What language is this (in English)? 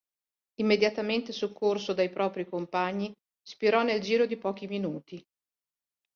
Italian